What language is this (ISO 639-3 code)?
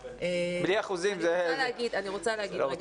heb